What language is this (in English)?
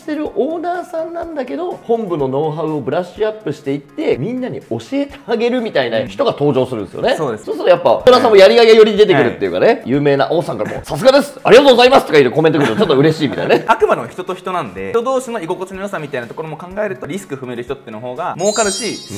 Japanese